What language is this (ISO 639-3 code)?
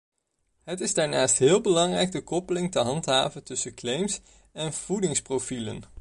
nld